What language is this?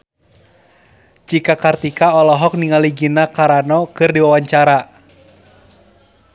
Sundanese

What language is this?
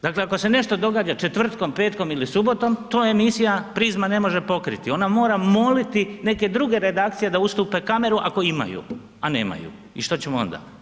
Croatian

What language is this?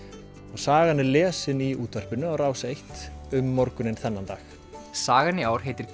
Icelandic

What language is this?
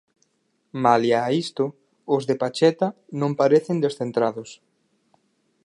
Galician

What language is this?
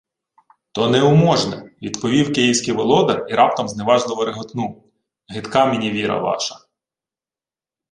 Ukrainian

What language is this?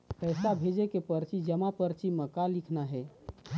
Chhattisgarhi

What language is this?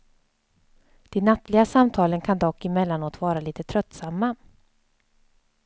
Swedish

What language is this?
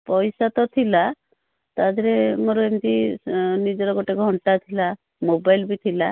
Odia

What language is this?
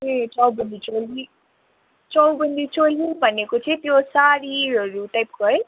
Nepali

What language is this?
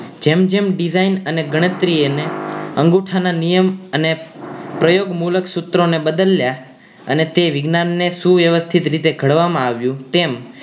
Gujarati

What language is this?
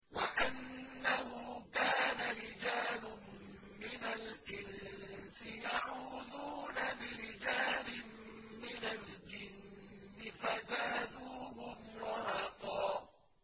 Arabic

